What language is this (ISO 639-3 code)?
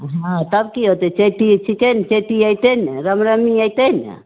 mai